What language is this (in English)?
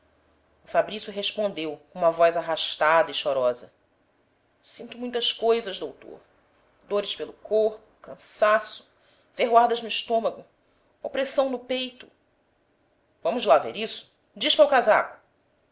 Portuguese